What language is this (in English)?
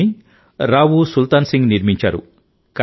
Telugu